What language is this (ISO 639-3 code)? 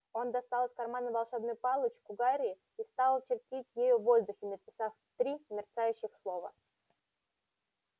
rus